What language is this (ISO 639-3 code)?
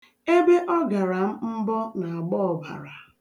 ibo